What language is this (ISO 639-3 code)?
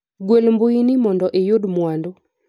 luo